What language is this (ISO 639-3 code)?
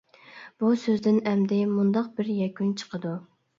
uig